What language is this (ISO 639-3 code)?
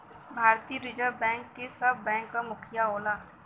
bho